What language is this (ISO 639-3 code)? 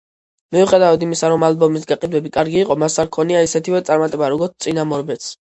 kat